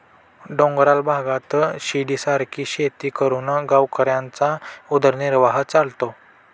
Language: Marathi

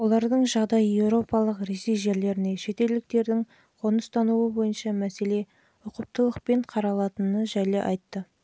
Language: Kazakh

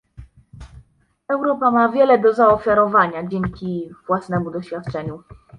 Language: Polish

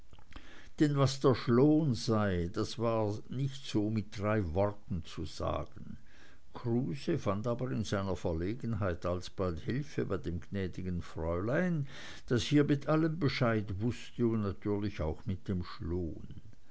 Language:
German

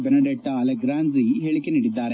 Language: Kannada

